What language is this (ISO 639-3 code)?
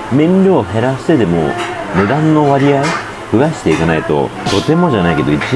jpn